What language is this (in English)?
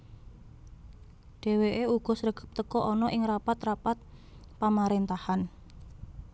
Javanese